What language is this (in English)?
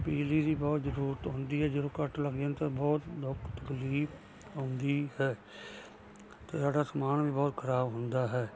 Punjabi